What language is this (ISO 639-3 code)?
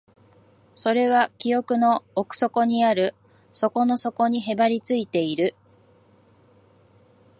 jpn